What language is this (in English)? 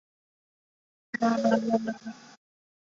Chinese